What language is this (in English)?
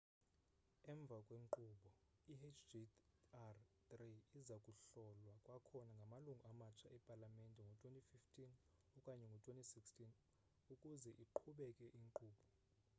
Xhosa